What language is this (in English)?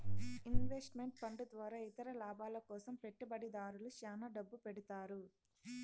Telugu